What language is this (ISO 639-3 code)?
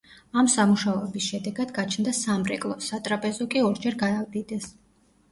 kat